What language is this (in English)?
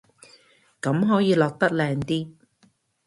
Cantonese